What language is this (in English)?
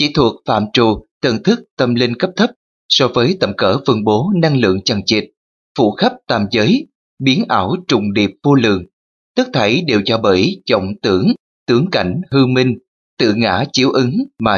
Vietnamese